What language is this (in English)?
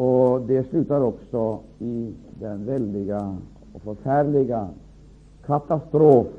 Swedish